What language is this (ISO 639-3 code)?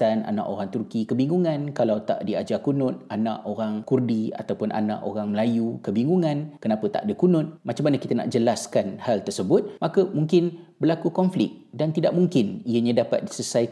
msa